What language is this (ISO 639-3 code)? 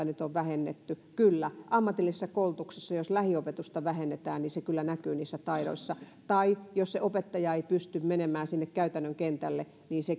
fin